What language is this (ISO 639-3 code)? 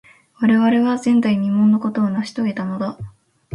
jpn